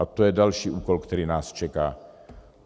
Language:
Czech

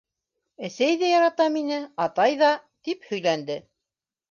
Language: Bashkir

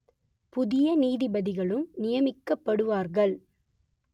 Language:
Tamil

